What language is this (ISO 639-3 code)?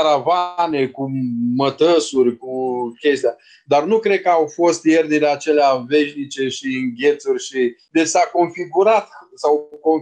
ron